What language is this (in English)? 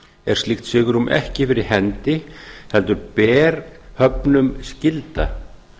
Icelandic